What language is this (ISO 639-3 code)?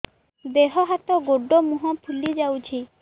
ori